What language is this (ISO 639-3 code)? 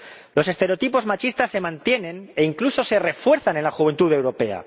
spa